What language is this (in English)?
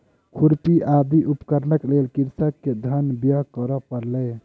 Maithili